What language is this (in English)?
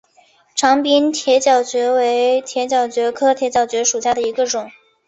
Chinese